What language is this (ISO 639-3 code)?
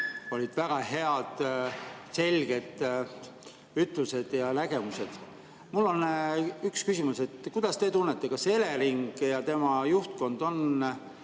est